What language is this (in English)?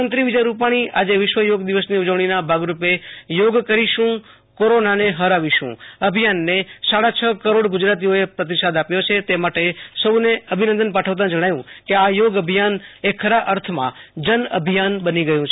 Gujarati